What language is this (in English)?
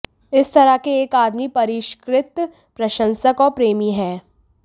Hindi